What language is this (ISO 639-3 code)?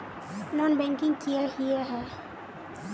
mag